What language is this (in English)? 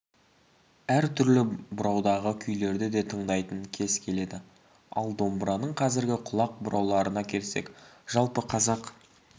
Kazakh